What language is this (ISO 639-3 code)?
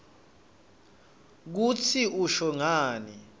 ssw